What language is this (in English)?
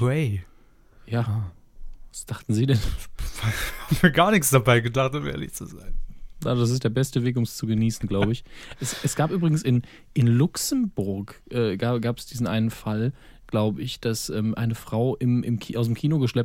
German